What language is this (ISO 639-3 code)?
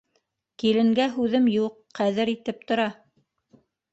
bak